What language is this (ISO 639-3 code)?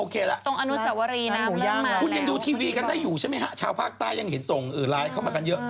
tha